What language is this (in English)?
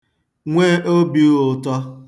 Igbo